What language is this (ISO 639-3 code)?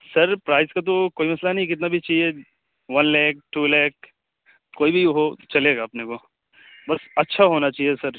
urd